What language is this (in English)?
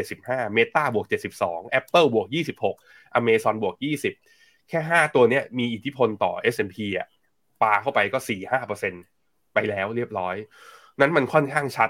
Thai